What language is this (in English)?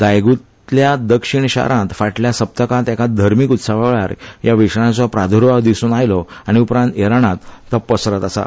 Konkani